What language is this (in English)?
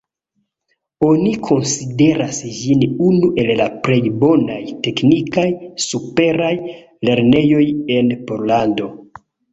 Esperanto